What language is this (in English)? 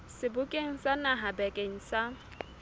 Southern Sotho